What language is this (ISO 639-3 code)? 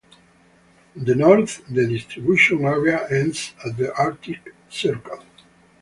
eng